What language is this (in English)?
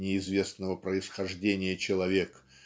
Russian